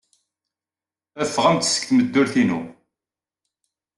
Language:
Kabyle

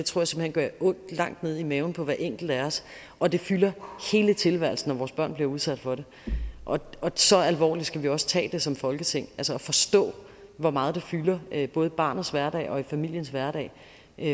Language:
Danish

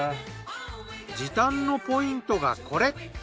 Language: Japanese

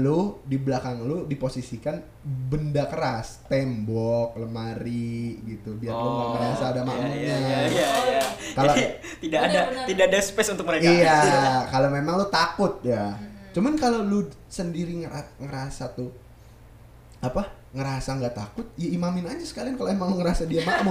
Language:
Indonesian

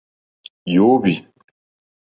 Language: Mokpwe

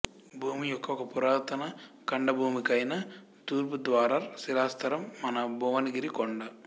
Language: Telugu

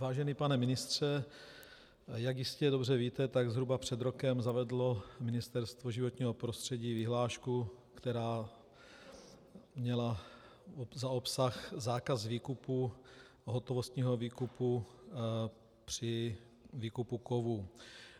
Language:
Czech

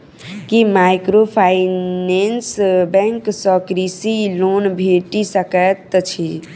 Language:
Maithili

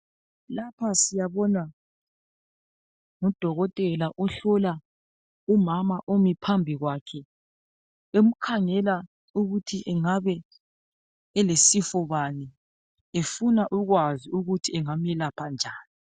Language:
North Ndebele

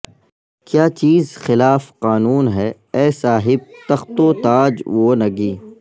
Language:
Urdu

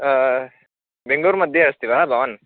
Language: Sanskrit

